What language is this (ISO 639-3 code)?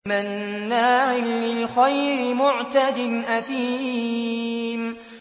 ara